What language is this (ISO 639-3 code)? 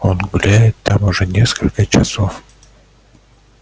rus